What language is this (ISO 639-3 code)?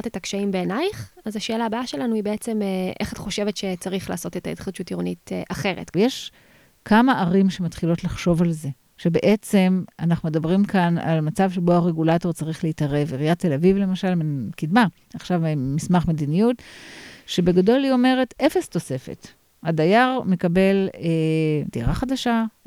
heb